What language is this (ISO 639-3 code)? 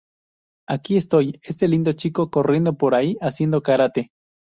spa